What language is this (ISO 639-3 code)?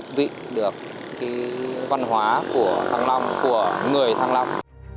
vie